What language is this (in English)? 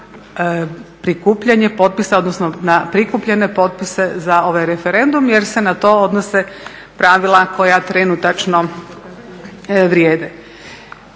Croatian